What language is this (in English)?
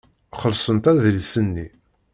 Kabyle